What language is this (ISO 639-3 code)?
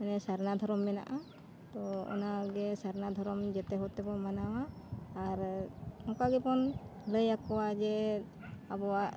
sat